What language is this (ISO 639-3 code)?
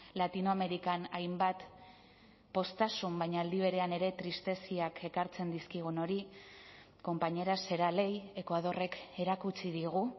eus